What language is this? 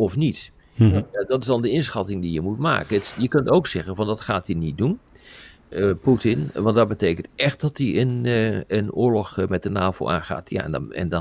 Dutch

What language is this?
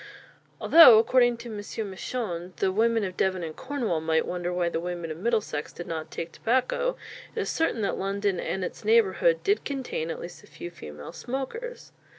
English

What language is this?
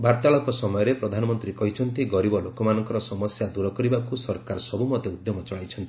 Odia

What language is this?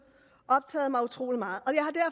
Danish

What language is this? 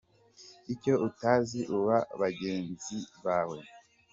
Kinyarwanda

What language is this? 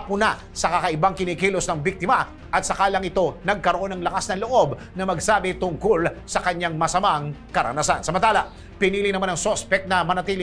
Filipino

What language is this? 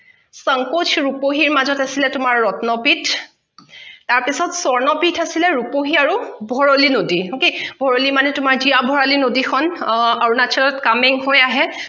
Assamese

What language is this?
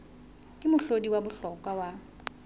Southern Sotho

